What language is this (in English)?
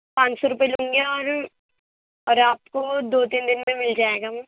Urdu